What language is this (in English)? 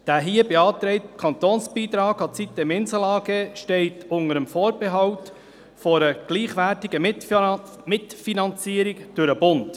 Swiss German